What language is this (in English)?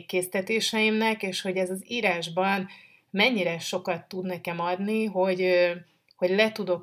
Hungarian